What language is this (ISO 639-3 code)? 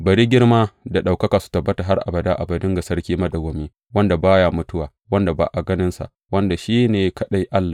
hau